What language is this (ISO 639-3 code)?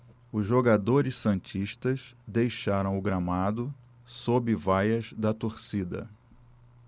por